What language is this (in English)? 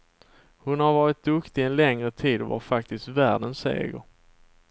Swedish